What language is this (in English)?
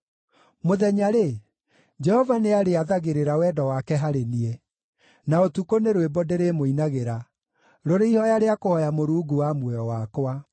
Kikuyu